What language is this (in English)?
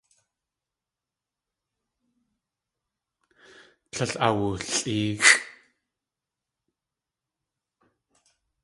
Tlingit